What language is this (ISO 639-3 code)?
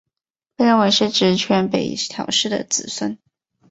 zho